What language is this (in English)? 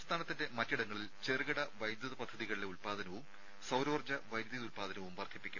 Malayalam